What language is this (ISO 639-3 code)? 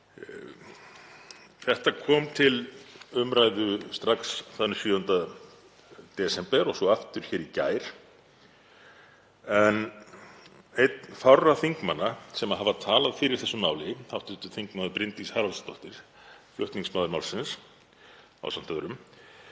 isl